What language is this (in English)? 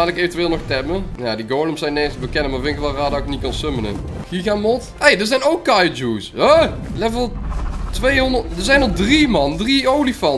Dutch